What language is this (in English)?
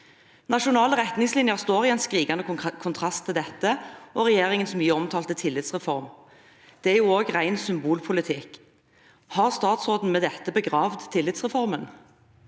Norwegian